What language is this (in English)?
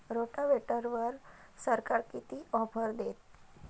Marathi